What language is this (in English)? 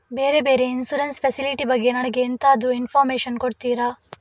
Kannada